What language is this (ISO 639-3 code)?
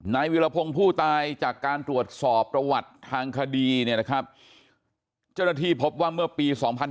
tha